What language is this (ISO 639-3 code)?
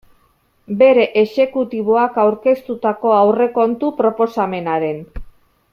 eus